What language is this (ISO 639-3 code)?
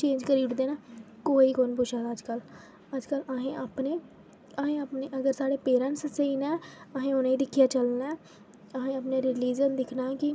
doi